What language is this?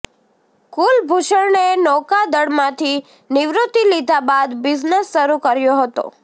Gujarati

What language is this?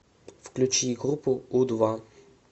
Russian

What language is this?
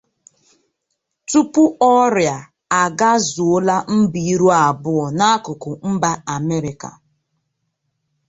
Igbo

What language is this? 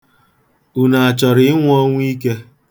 Igbo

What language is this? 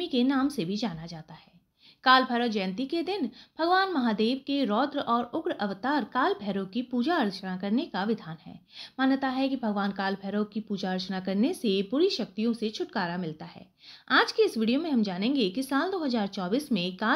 Hindi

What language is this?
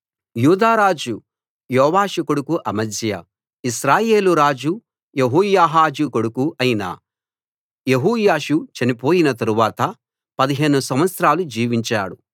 Telugu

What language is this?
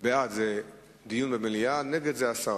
Hebrew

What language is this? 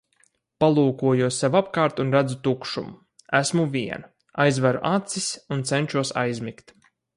Latvian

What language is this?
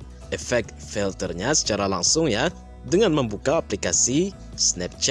Indonesian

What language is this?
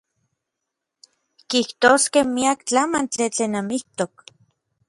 Orizaba Nahuatl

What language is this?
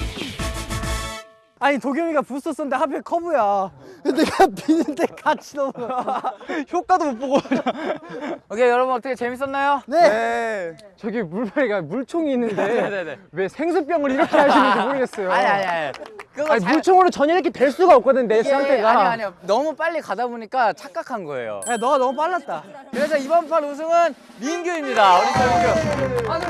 Korean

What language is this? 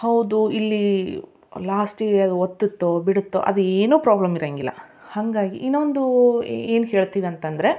Kannada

